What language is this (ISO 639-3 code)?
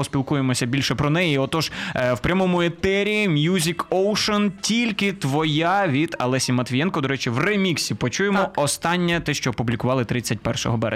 ukr